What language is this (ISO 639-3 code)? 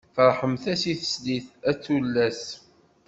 kab